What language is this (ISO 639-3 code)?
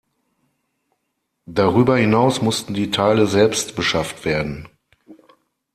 deu